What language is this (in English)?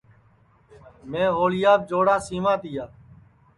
Sansi